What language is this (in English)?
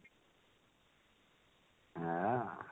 Odia